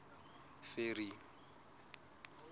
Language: Southern Sotho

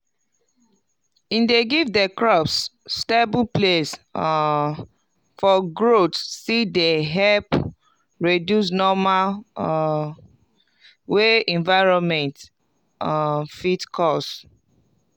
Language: Nigerian Pidgin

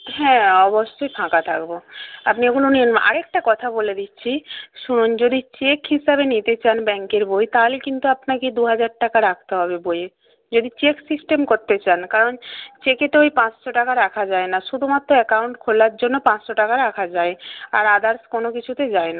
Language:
Bangla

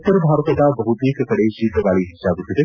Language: Kannada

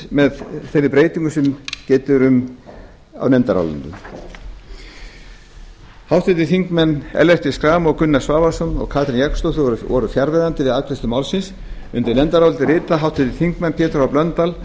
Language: Icelandic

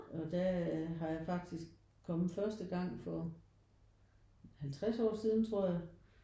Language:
Danish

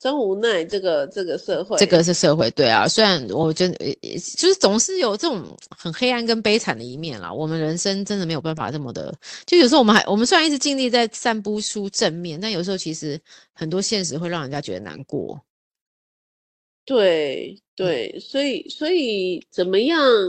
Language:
Chinese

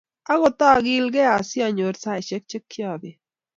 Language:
Kalenjin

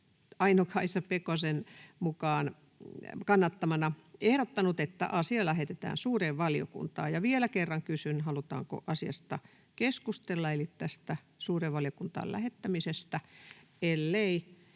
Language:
Finnish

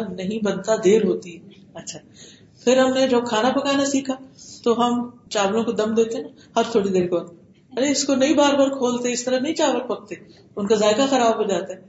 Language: Urdu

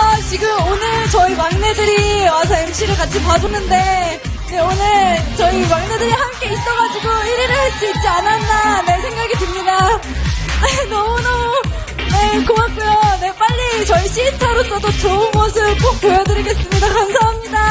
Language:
Korean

